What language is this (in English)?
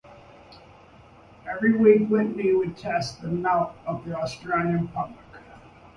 English